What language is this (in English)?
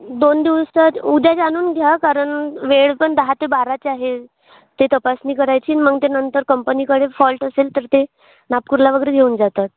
Marathi